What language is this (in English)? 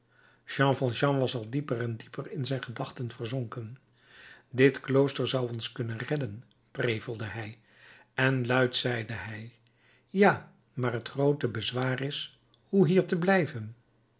Dutch